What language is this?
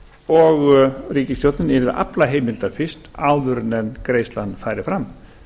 Icelandic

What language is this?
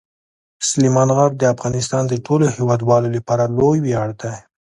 Pashto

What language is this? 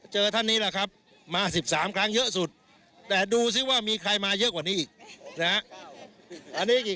Thai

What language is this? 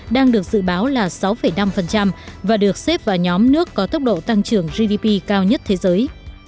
Vietnamese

